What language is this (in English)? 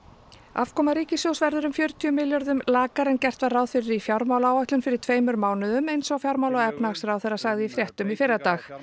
Icelandic